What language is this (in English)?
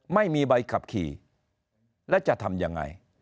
Thai